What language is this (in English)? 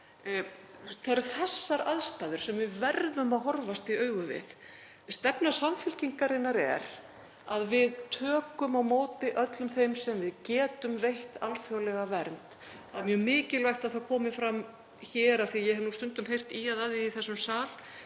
Icelandic